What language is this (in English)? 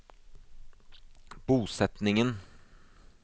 Norwegian